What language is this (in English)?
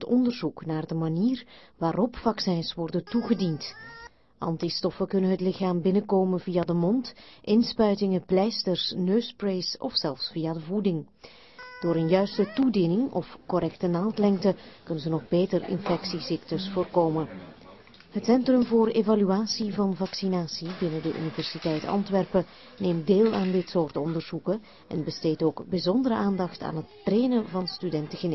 Dutch